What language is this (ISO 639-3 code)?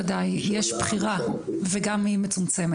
heb